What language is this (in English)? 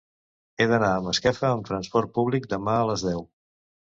Catalan